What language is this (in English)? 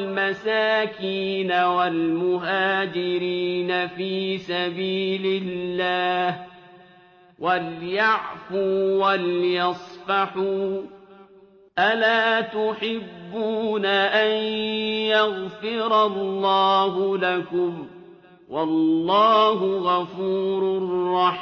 Arabic